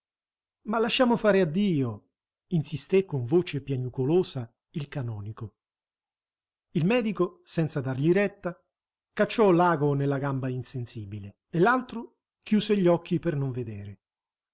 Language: Italian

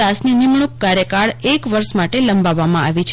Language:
Gujarati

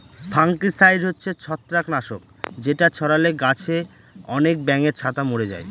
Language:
Bangla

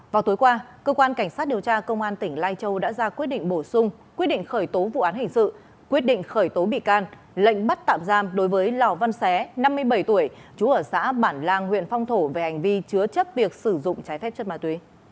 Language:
Vietnamese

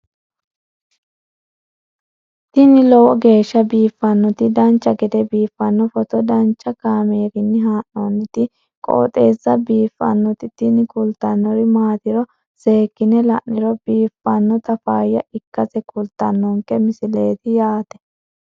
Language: Sidamo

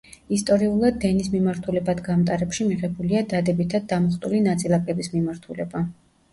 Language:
Georgian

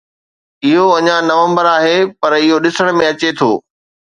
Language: Sindhi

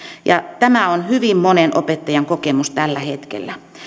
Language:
Finnish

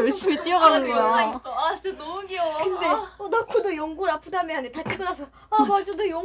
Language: Korean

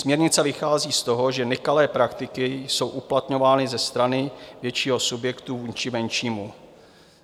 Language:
Czech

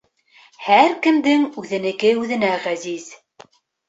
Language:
Bashkir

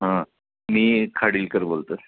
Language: Marathi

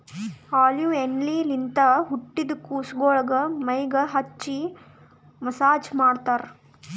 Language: Kannada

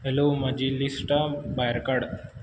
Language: Konkani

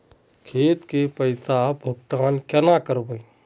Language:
Magahi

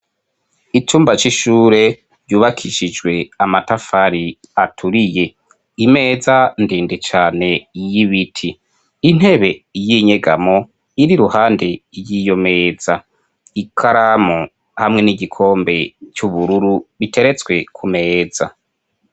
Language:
Rundi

